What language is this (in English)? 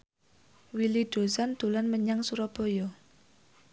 Javanese